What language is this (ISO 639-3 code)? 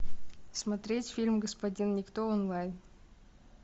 rus